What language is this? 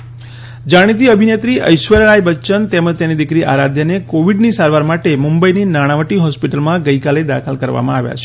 Gujarati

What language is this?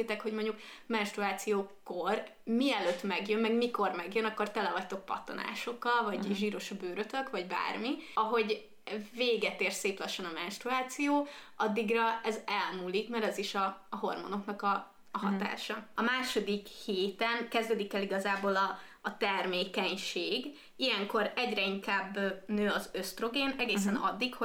Hungarian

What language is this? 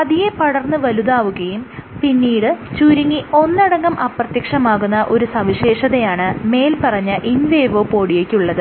Malayalam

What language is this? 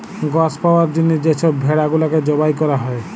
Bangla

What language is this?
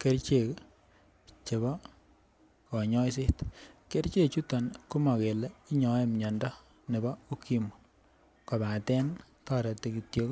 Kalenjin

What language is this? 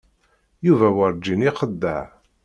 Kabyle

